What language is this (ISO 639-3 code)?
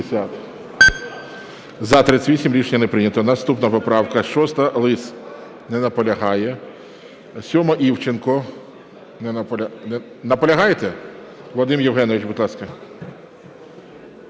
ukr